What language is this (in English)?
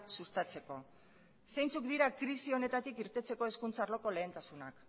Basque